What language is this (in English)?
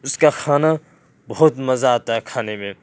Urdu